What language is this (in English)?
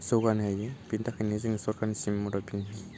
Bodo